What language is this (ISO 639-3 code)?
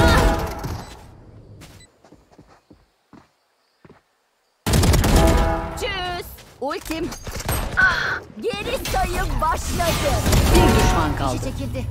tur